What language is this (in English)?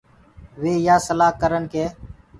Gurgula